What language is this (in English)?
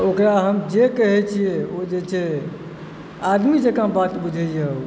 Maithili